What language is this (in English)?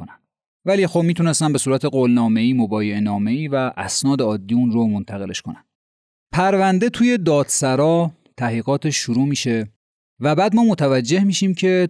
Persian